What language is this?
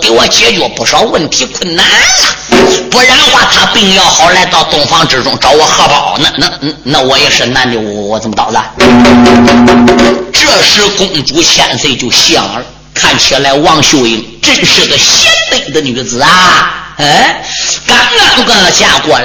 Chinese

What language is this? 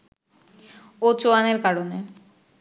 Bangla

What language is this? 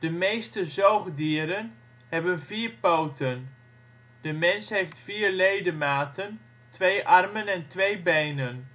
Dutch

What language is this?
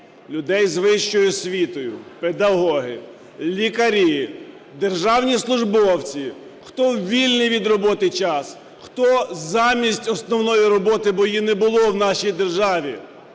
Ukrainian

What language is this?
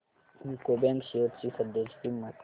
Marathi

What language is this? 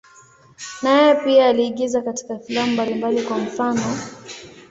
Swahili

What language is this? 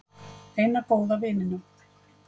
Icelandic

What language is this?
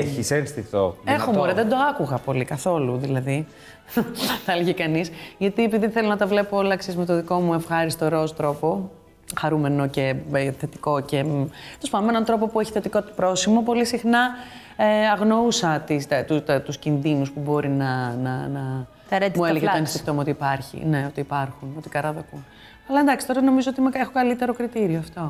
Greek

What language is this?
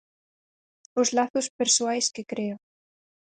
Galician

